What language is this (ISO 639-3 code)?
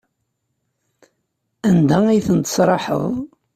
kab